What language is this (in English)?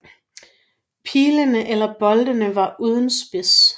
Danish